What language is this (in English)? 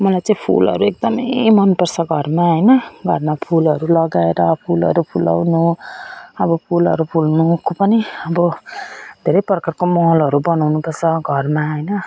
Nepali